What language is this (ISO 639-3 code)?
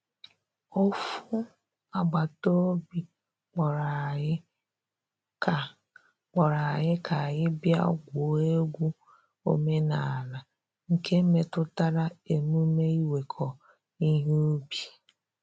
ibo